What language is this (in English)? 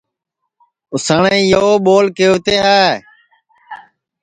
Sansi